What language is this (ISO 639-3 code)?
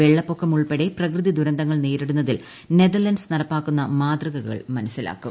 mal